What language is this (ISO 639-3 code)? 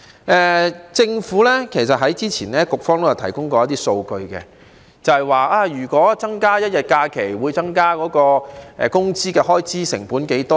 yue